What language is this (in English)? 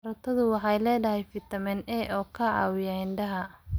Somali